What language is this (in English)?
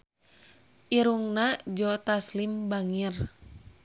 Sundanese